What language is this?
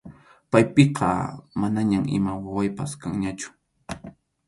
Arequipa-La Unión Quechua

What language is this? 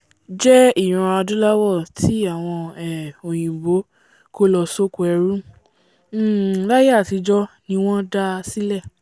Yoruba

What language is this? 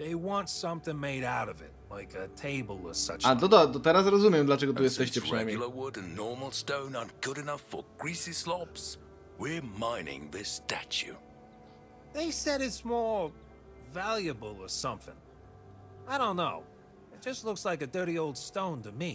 Polish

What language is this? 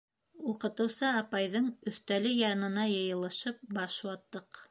Bashkir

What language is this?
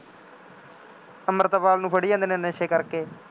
Punjabi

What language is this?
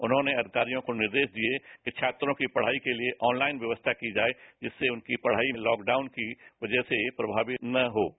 Hindi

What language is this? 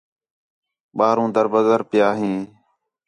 Khetrani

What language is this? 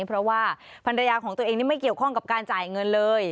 Thai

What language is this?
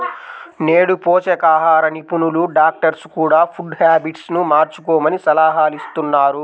Telugu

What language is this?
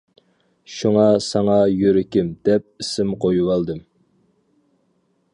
Uyghur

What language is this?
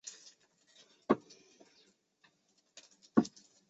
Chinese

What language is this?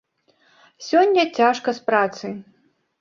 Belarusian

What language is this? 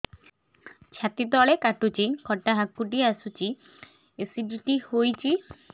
Odia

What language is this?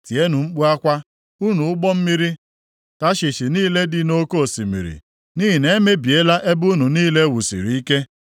Igbo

